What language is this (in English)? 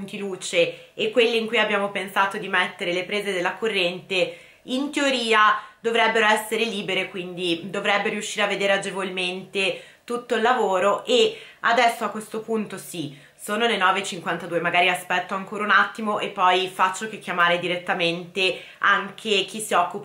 Italian